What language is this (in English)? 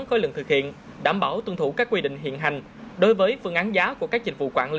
Vietnamese